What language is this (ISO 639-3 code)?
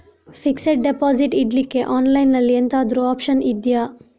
kan